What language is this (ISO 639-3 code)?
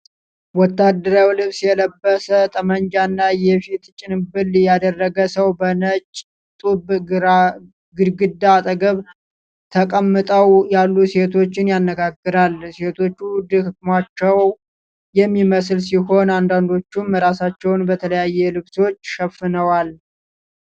amh